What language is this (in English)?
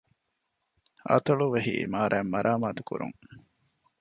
Divehi